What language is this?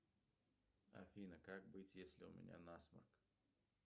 Russian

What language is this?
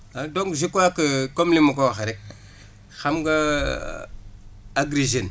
Wolof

